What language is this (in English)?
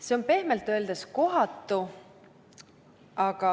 Estonian